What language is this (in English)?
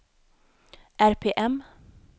Swedish